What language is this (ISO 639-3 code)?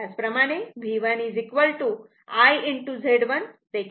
mar